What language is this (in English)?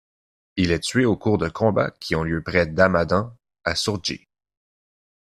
French